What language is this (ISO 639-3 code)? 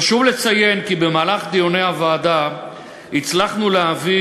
heb